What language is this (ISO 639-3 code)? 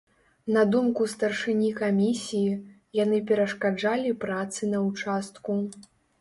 bel